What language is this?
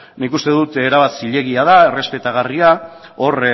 Basque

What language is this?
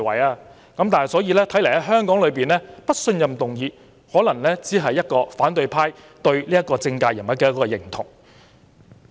Cantonese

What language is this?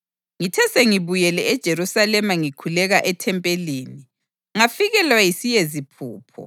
North Ndebele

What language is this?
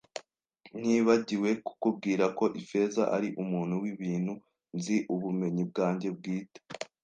Kinyarwanda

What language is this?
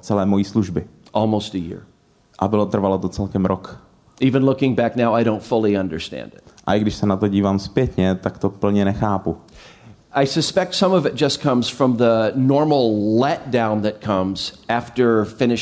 Czech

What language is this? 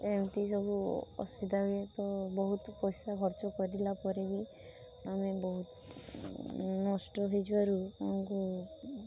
Odia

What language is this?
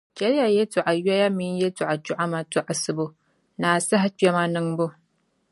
Dagbani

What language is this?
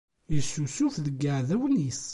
Kabyle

